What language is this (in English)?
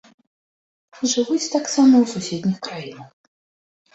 Belarusian